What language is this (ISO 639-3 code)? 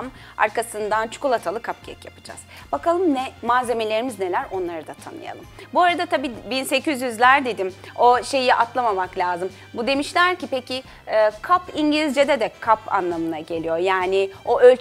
tur